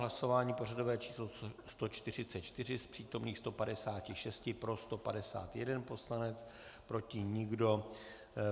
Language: Czech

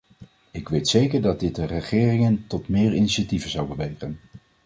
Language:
Dutch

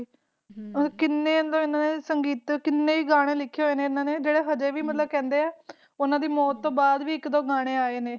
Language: Punjabi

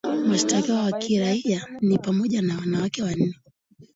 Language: Swahili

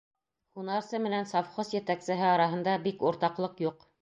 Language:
Bashkir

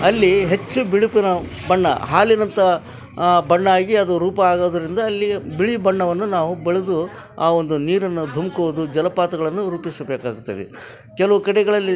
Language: Kannada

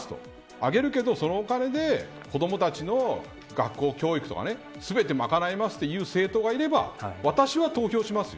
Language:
Japanese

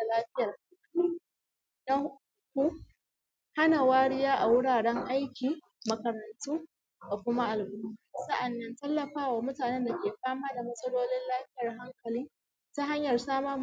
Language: Hausa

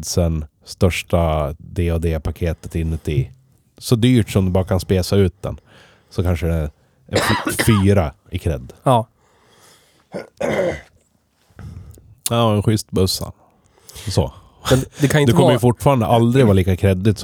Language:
Swedish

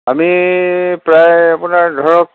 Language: Assamese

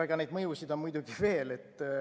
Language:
Estonian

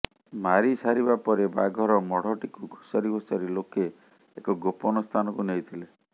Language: Odia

